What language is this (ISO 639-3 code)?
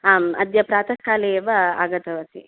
san